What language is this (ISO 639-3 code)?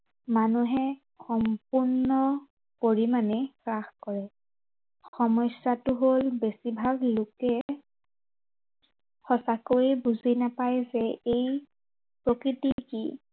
asm